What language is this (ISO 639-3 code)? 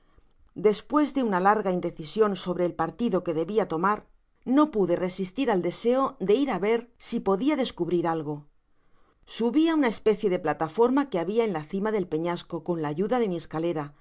spa